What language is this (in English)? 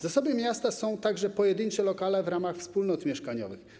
Polish